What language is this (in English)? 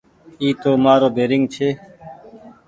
Goaria